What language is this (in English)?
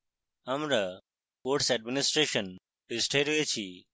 Bangla